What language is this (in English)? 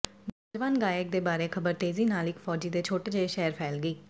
Punjabi